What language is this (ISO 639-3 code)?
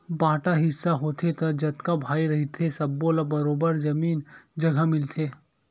hne